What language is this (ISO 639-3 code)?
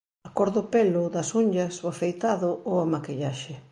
glg